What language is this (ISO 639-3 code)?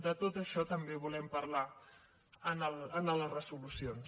cat